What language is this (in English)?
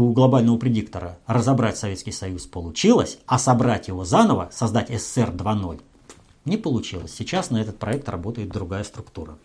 Russian